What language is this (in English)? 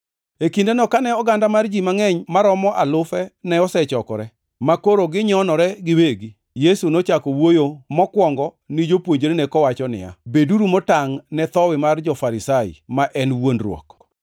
Luo (Kenya and Tanzania)